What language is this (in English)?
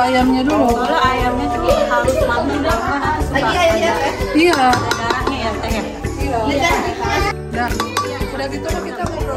Indonesian